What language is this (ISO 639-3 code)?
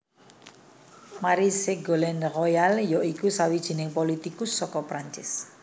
jav